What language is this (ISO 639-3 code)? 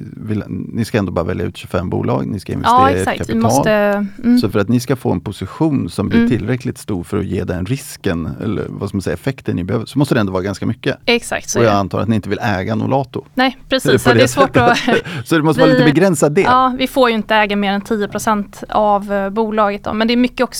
swe